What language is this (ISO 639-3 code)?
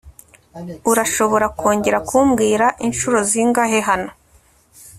kin